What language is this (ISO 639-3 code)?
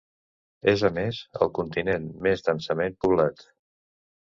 cat